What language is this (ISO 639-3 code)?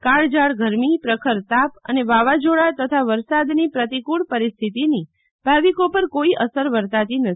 guj